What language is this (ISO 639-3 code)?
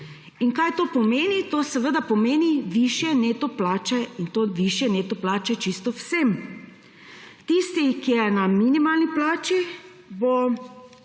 slv